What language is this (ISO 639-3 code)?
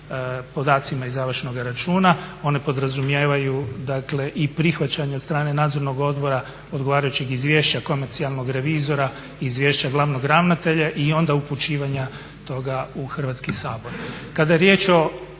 hrv